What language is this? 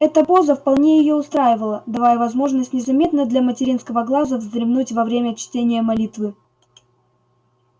Russian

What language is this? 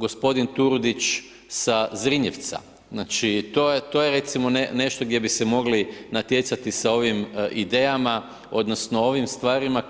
Croatian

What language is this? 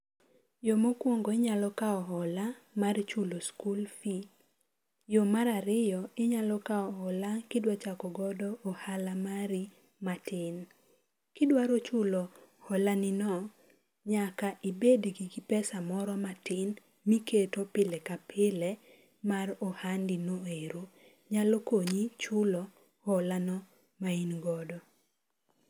Luo (Kenya and Tanzania)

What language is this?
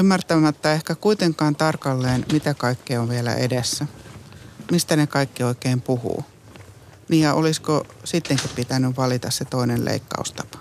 Finnish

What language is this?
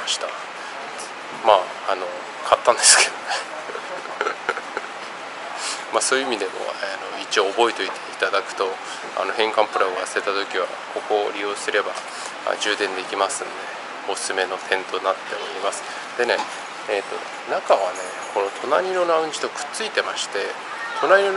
Japanese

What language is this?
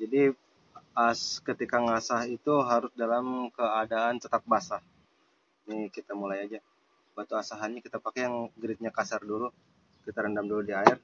Indonesian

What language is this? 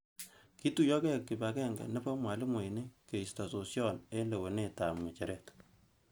Kalenjin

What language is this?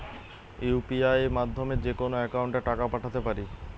Bangla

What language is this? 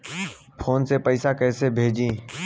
Bhojpuri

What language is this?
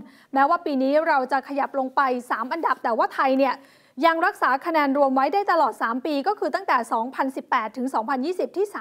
Thai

